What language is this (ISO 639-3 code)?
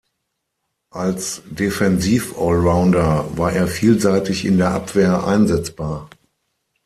deu